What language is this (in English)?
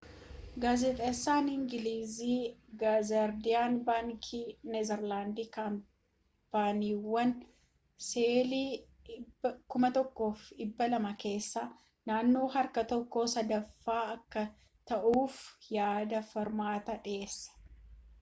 Oromo